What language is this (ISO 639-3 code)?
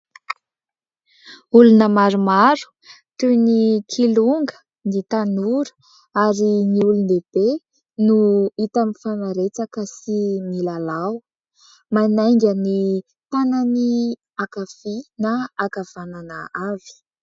mlg